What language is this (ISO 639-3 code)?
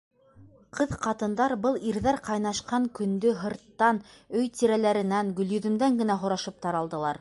bak